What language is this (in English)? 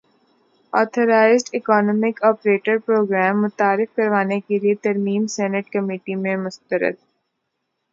Urdu